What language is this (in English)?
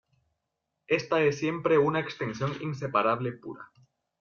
Spanish